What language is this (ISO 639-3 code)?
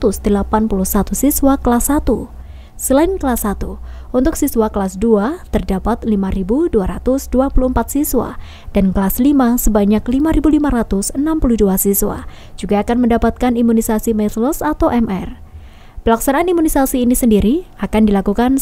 ind